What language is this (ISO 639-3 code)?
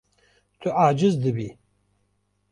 kur